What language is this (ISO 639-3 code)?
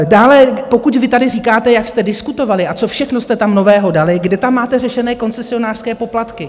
ces